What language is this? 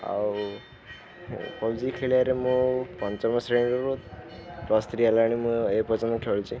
Odia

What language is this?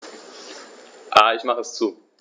German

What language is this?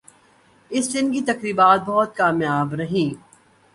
Urdu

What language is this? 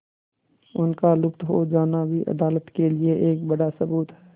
Hindi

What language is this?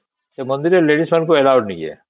Odia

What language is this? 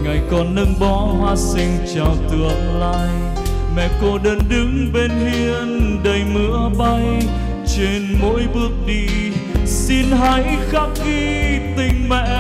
Vietnamese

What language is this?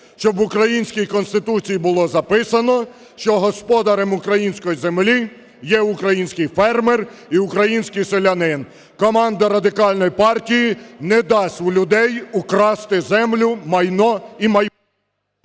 Ukrainian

